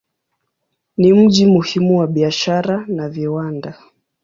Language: Swahili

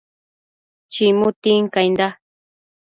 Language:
Matsés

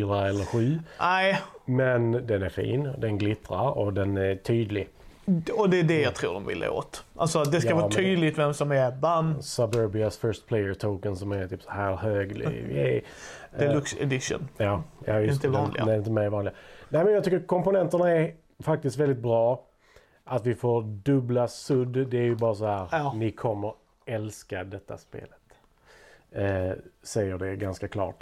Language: Swedish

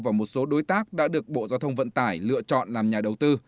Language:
Vietnamese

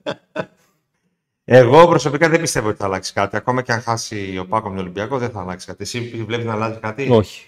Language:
Greek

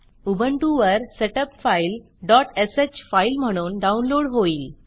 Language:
Marathi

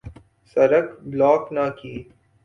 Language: Urdu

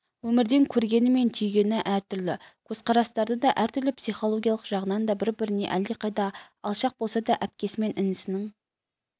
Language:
Kazakh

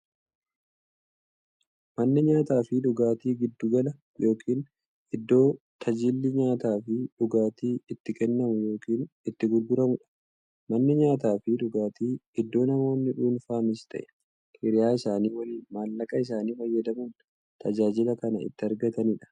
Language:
Oromo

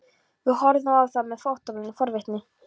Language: Icelandic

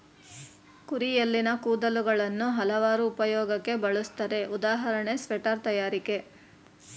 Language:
Kannada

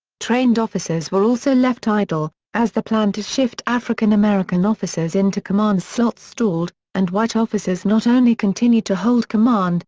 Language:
English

